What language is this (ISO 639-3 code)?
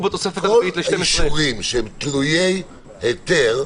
heb